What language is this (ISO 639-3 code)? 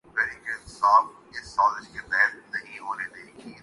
urd